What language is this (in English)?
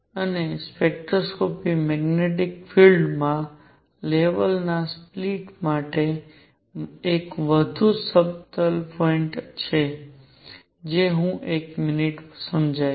Gujarati